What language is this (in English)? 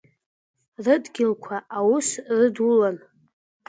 Abkhazian